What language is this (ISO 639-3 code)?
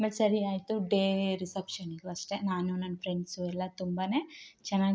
kan